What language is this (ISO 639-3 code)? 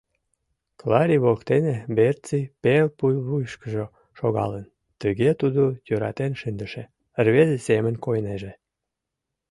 chm